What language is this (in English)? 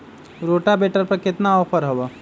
Magahi